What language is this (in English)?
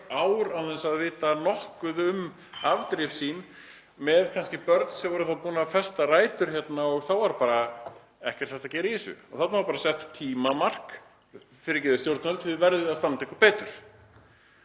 Icelandic